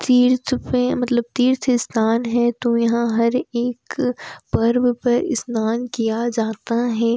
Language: Hindi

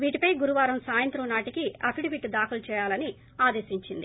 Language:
Telugu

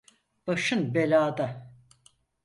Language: Turkish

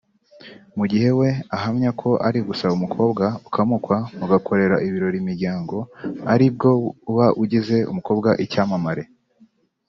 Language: Kinyarwanda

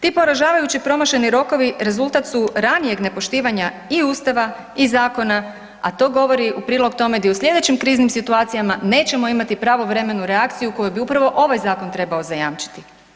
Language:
Croatian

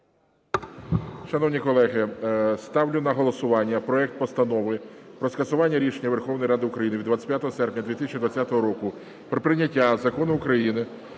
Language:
Ukrainian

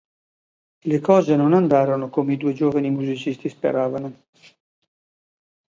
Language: Italian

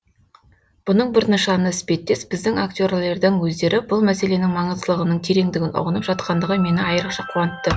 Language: Kazakh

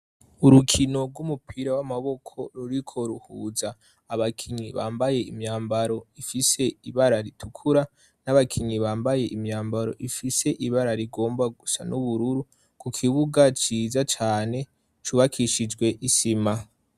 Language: Rundi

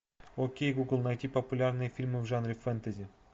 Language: Russian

